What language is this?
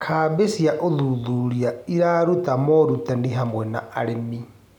Kikuyu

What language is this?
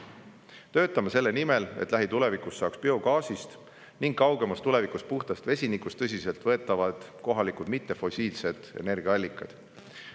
Estonian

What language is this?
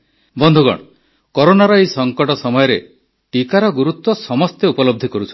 Odia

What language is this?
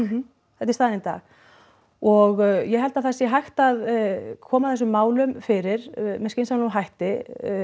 Icelandic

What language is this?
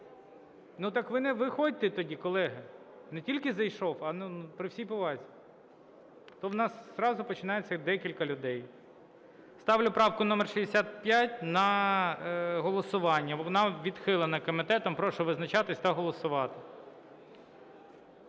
Ukrainian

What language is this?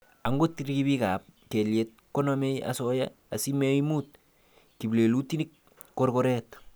Kalenjin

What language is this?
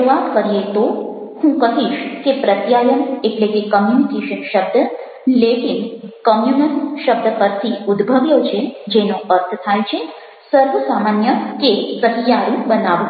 Gujarati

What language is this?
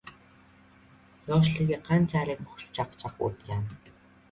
Uzbek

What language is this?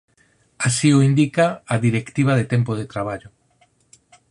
Galician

